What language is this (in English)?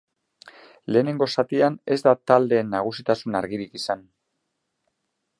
Basque